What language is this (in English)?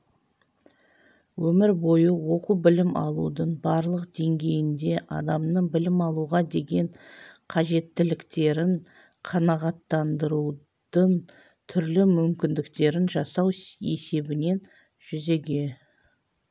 Kazakh